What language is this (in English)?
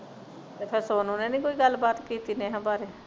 Punjabi